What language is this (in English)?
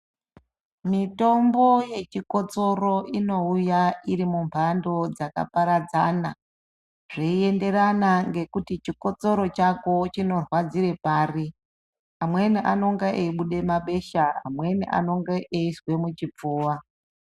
Ndau